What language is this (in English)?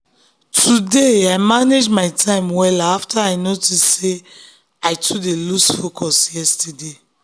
Nigerian Pidgin